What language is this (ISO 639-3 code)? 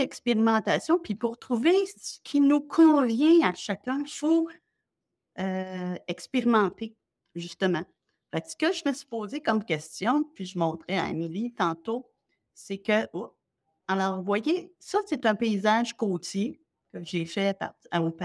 fra